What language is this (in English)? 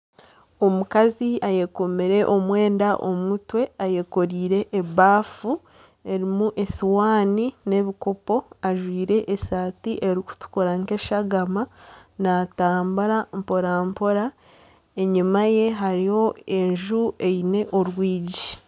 Nyankole